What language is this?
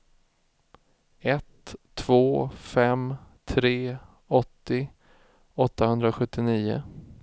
Swedish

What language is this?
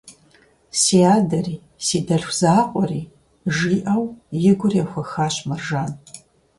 Kabardian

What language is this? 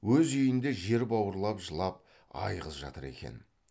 Kazakh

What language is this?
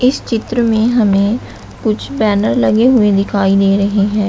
Hindi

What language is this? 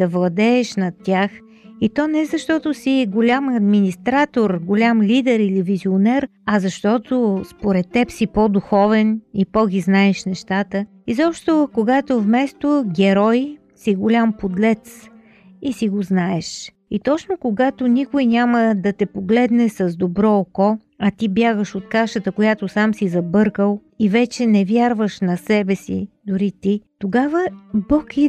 Bulgarian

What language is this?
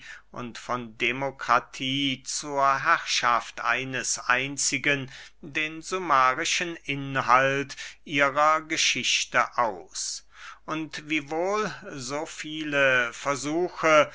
German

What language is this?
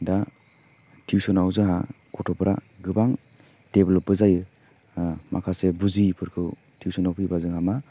Bodo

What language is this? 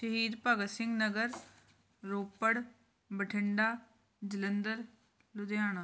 Punjabi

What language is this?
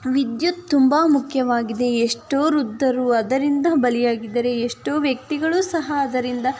Kannada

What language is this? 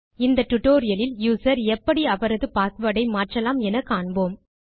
Tamil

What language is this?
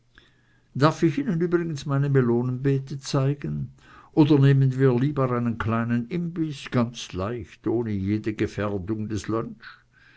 German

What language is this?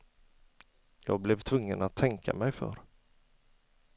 Swedish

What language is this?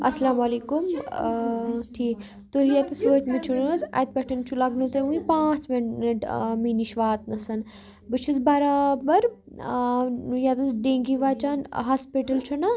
Kashmiri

